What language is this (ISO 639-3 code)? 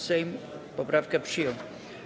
pol